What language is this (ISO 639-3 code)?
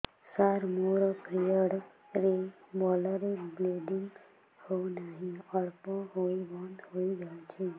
ori